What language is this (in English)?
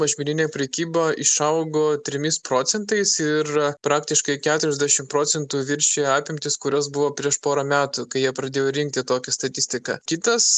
Lithuanian